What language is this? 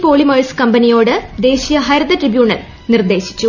Malayalam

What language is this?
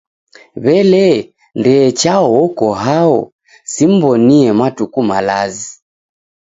Taita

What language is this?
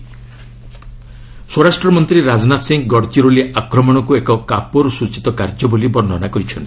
Odia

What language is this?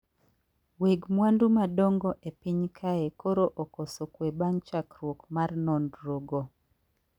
Luo (Kenya and Tanzania)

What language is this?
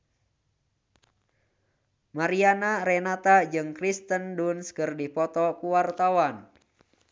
Sundanese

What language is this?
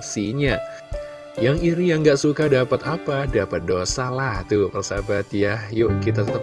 Indonesian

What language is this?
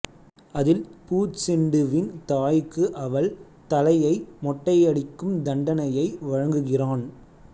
Tamil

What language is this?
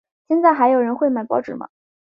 Chinese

